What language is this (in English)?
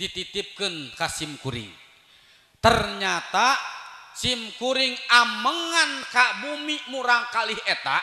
Indonesian